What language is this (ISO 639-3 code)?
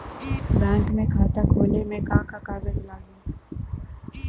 bho